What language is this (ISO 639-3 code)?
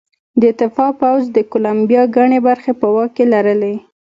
pus